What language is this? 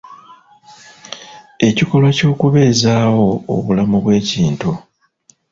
Ganda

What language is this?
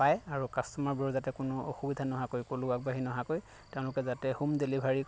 Assamese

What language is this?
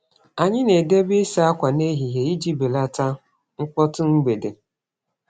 Igbo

